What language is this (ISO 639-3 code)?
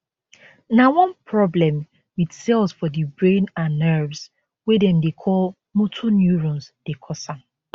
pcm